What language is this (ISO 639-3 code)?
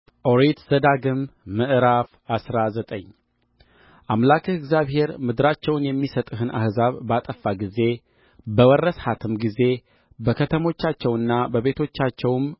amh